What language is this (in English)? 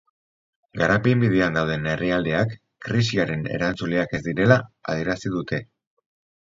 Basque